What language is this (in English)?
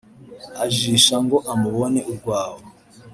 Kinyarwanda